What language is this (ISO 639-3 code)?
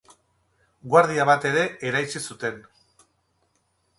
eus